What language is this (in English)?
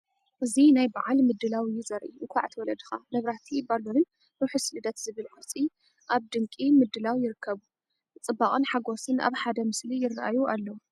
Tigrinya